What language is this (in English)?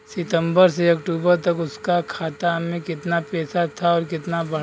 Bhojpuri